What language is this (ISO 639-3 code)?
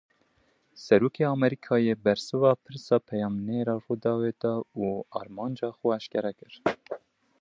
kur